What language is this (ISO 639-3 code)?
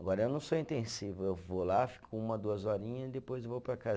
por